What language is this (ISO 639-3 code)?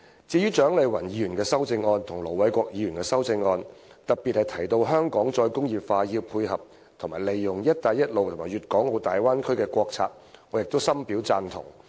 yue